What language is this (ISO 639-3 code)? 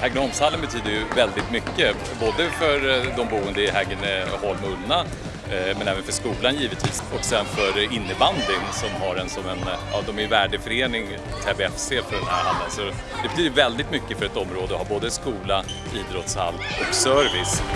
swe